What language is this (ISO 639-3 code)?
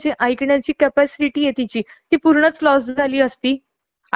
mar